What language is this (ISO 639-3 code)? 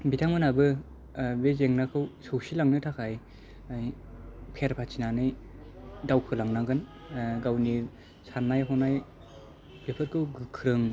brx